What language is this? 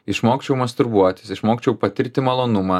Lithuanian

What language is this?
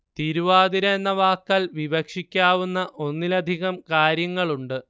Malayalam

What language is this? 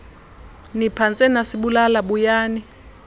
Xhosa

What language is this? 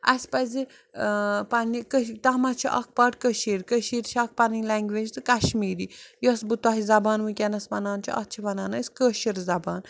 Kashmiri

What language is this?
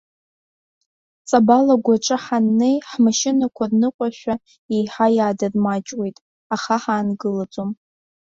Abkhazian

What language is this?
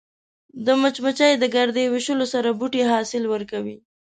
Pashto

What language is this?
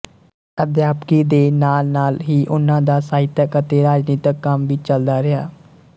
Punjabi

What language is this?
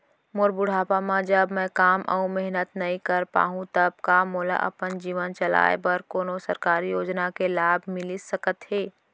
Chhattisgarhi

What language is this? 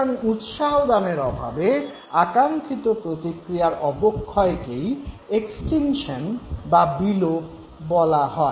Bangla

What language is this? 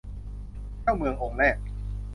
Thai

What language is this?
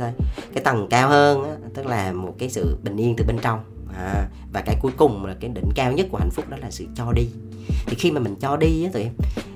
Vietnamese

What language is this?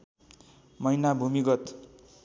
Nepali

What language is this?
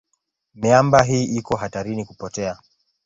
Swahili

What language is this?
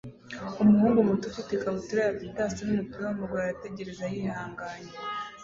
Kinyarwanda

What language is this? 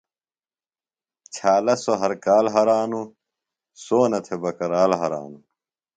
Phalura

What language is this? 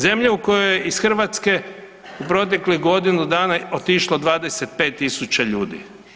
Croatian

